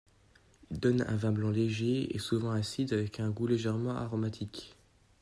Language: French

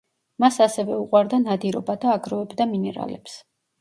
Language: Georgian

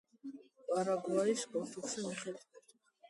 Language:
Georgian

